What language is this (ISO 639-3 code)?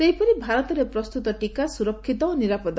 ori